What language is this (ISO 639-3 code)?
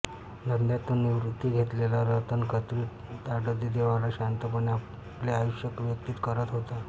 mar